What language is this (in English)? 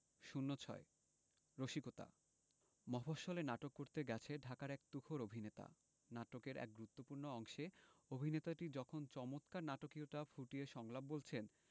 Bangla